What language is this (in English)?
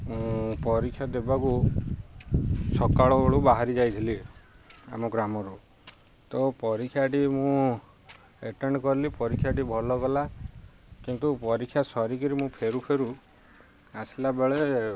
Odia